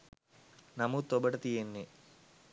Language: Sinhala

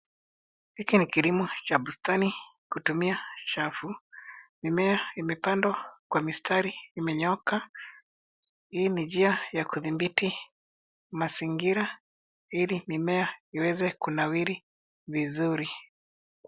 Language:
Swahili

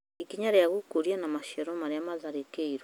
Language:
Kikuyu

